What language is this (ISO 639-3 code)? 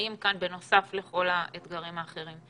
heb